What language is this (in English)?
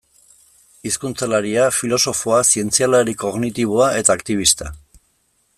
Basque